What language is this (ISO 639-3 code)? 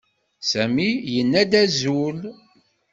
kab